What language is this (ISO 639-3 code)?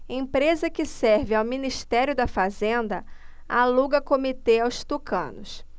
por